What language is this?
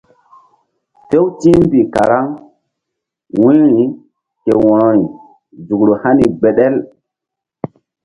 Mbum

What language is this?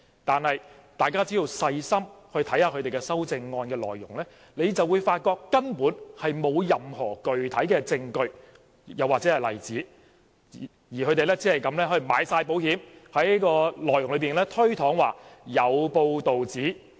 Cantonese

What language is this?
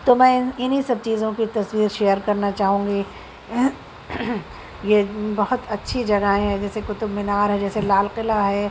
Urdu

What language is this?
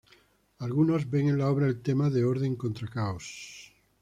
Spanish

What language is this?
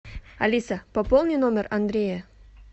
Russian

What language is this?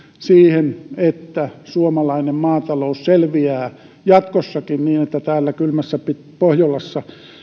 Finnish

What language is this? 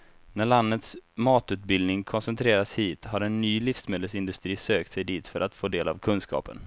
Swedish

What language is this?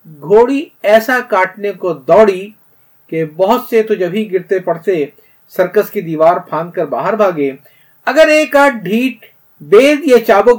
Urdu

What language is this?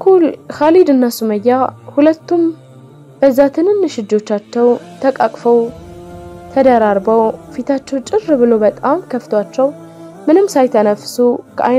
Arabic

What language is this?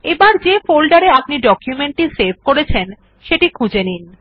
Bangla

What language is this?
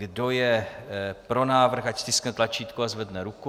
Czech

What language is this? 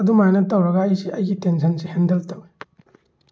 Manipuri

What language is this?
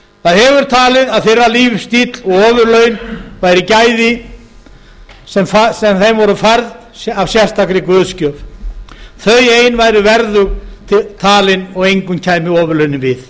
Icelandic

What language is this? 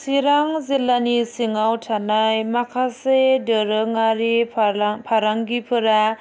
Bodo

